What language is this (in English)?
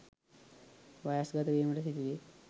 Sinhala